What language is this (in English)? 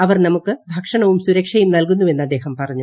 Malayalam